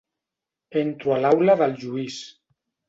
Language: Catalan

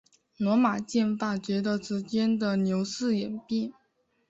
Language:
Chinese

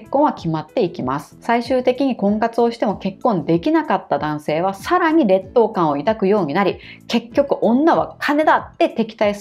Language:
Japanese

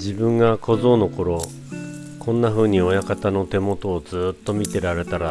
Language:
Japanese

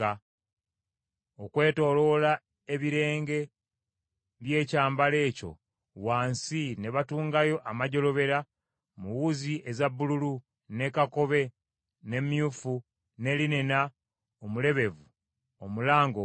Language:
Ganda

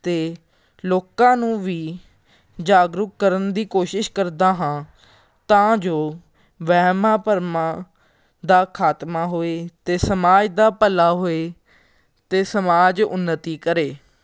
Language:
Punjabi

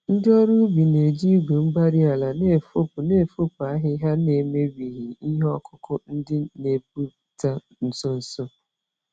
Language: Igbo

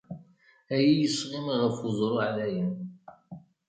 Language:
Kabyle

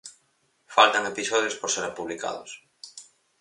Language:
Galician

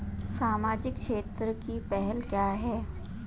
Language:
Hindi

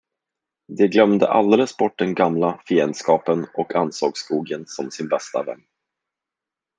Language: Swedish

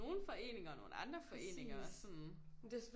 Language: Danish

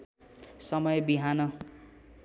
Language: Nepali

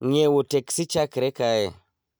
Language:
Luo (Kenya and Tanzania)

